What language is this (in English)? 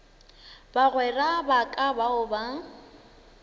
Northern Sotho